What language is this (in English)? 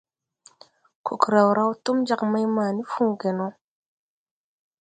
Tupuri